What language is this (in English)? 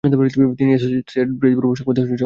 Bangla